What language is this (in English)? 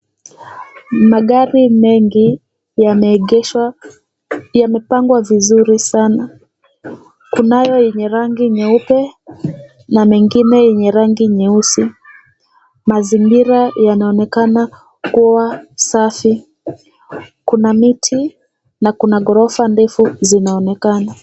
Swahili